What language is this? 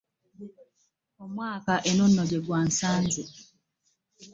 Ganda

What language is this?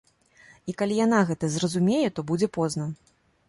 Belarusian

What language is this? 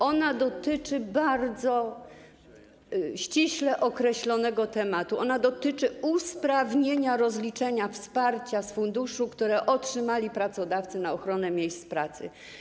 Polish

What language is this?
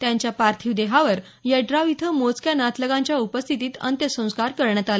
Marathi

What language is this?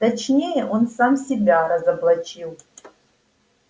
Russian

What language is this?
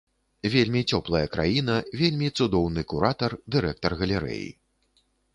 Belarusian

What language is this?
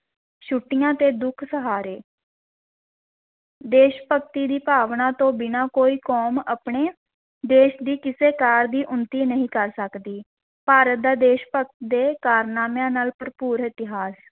Punjabi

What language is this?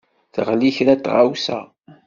Kabyle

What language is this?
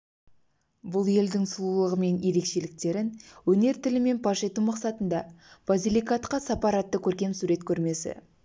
Kazakh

